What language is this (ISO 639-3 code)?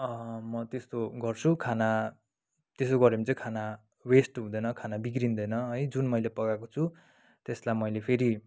nep